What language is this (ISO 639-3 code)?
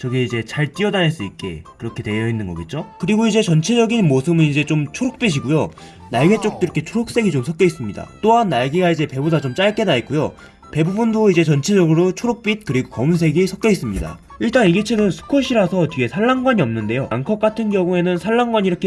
kor